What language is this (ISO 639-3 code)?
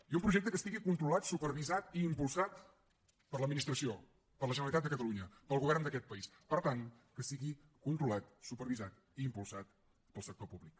cat